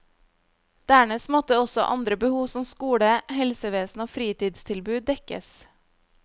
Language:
Norwegian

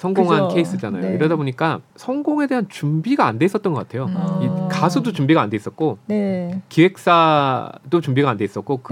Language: Korean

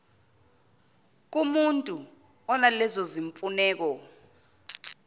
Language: Zulu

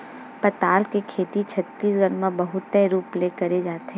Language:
Chhattisgarhi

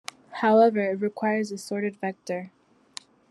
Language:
English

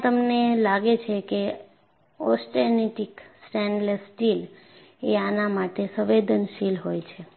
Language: Gujarati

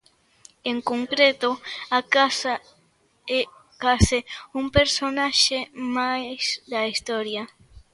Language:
Galician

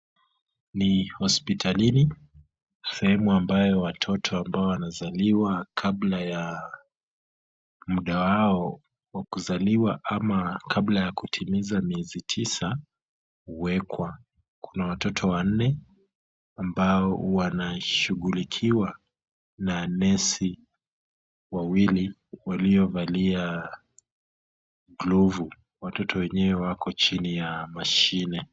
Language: Swahili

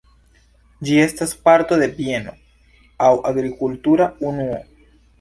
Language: Esperanto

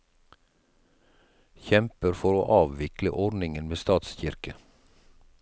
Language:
Norwegian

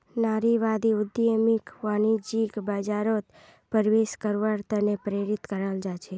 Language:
Magahi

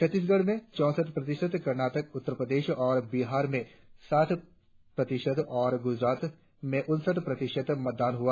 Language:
Hindi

